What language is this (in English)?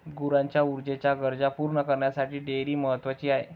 Marathi